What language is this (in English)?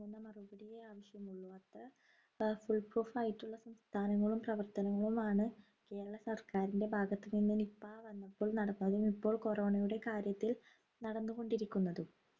Malayalam